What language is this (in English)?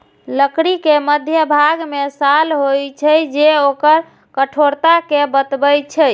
Maithili